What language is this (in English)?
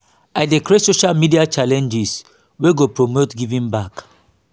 Nigerian Pidgin